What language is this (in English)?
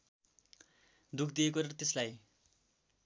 Nepali